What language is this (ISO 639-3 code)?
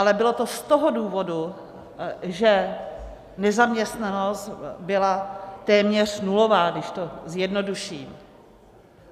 ces